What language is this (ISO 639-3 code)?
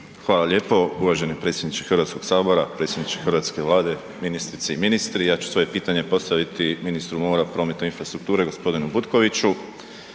hrv